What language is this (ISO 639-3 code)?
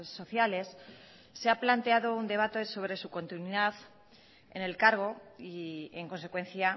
spa